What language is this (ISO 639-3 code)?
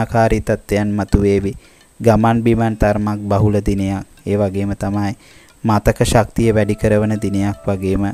ind